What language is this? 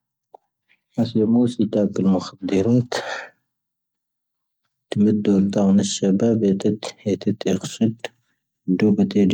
Tahaggart Tamahaq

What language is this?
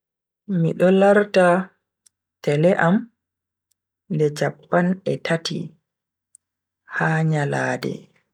Bagirmi Fulfulde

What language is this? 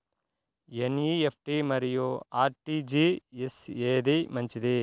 Telugu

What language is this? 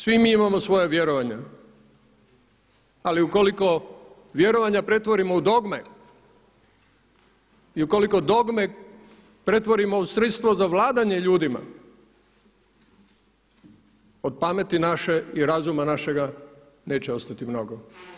Croatian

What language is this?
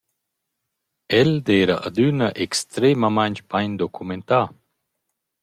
Romansh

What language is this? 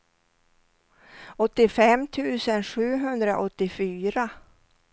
Swedish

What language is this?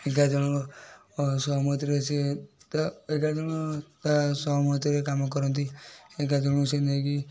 Odia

